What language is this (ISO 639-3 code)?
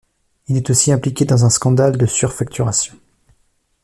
fra